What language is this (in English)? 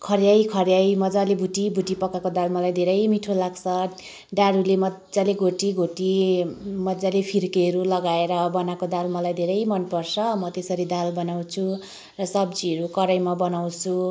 Nepali